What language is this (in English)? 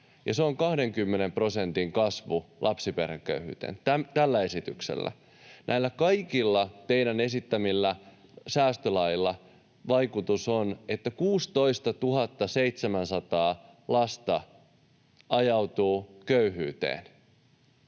Finnish